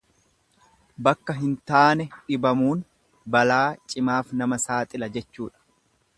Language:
Oromo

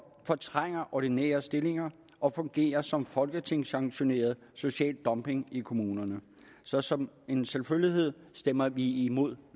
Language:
Danish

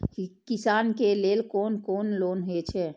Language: Maithili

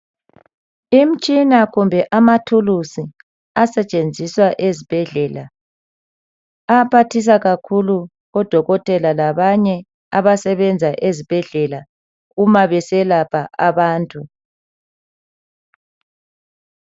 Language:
North Ndebele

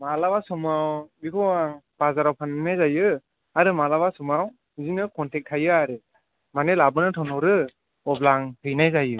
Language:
Bodo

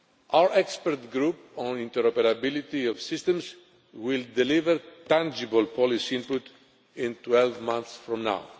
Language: English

